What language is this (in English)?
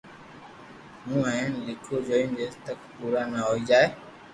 Loarki